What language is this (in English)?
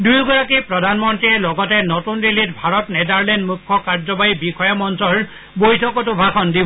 Assamese